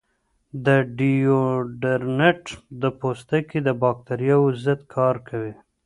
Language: Pashto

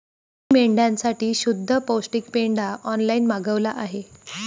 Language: Marathi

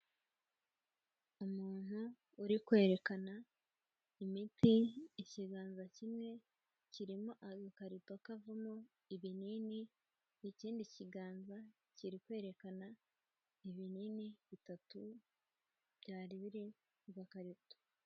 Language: Kinyarwanda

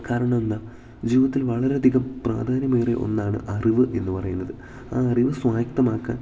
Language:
Malayalam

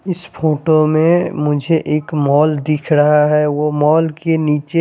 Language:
Hindi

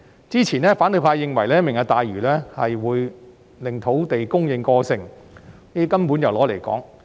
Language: Cantonese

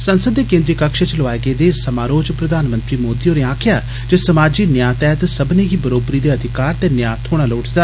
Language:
Dogri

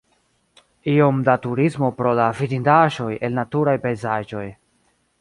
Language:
Esperanto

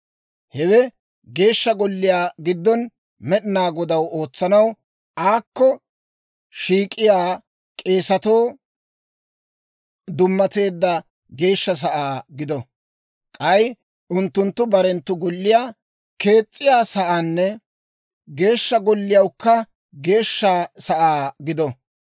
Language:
Dawro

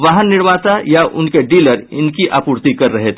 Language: Hindi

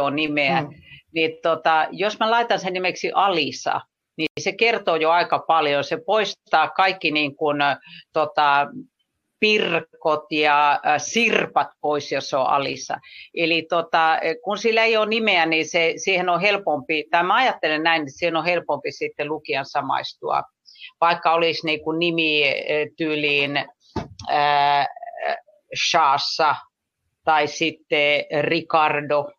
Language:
Finnish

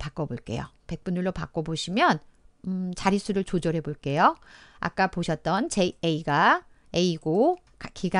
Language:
Korean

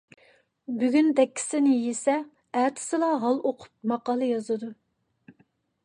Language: Uyghur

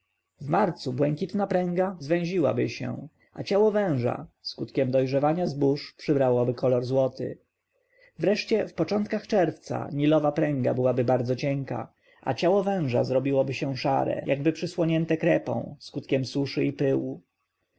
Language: Polish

